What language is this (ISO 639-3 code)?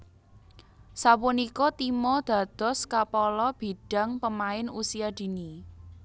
jav